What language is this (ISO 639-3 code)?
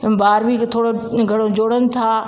snd